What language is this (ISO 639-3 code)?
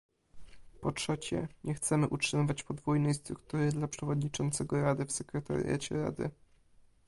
pol